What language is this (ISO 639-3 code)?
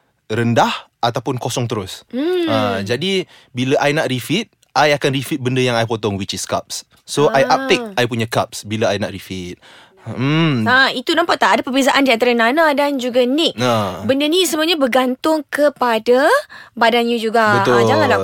msa